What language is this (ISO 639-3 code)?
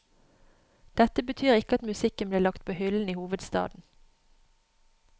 nor